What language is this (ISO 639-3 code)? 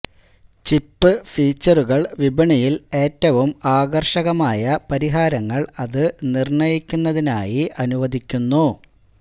mal